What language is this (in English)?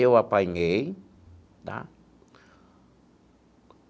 Portuguese